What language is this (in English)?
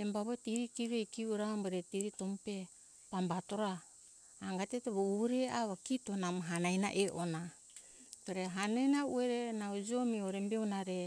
Hunjara-Kaina Ke